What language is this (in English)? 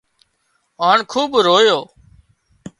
Wadiyara Koli